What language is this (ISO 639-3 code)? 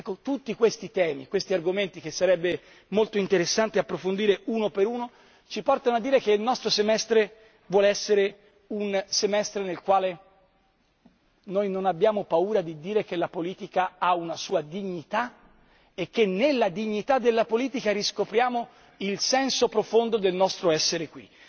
ita